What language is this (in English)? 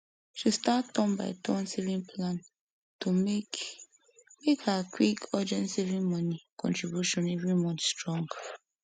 Nigerian Pidgin